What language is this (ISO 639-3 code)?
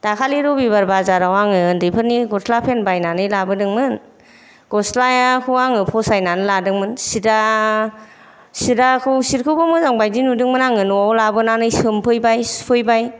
brx